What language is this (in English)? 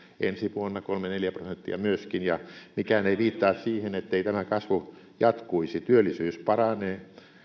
Finnish